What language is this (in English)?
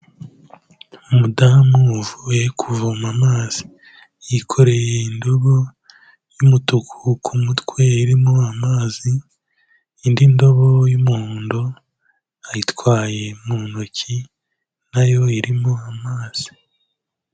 Kinyarwanda